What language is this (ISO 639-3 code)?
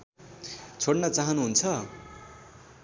nep